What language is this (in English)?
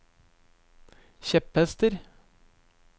Norwegian